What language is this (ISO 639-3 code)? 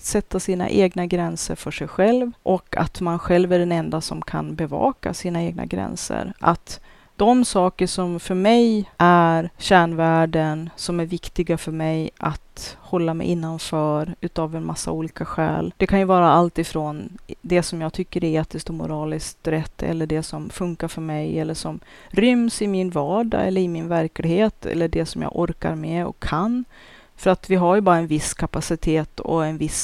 swe